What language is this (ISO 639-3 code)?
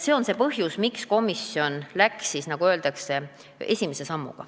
est